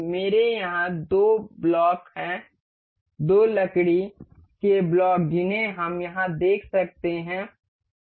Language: Hindi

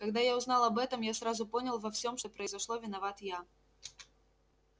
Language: Russian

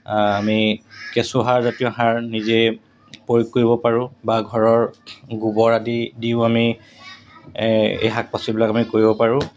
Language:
Assamese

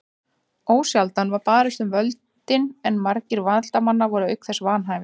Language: Icelandic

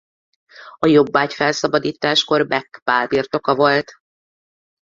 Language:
Hungarian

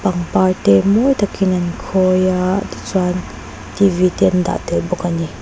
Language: Mizo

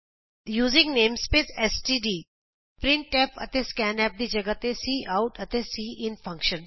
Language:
Punjabi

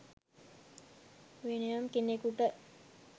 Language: Sinhala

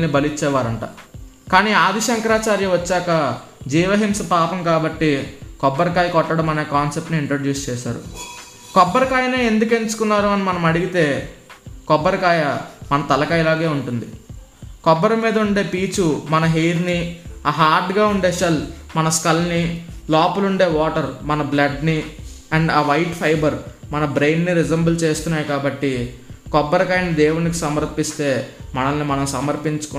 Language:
Telugu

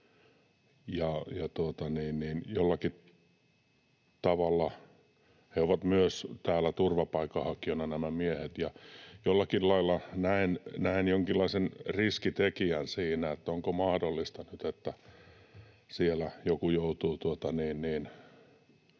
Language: Finnish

